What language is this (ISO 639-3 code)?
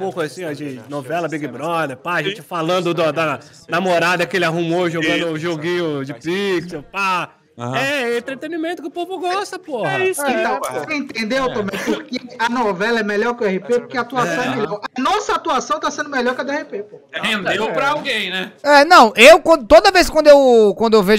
por